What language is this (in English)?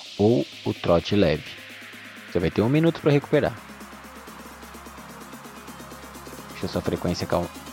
Portuguese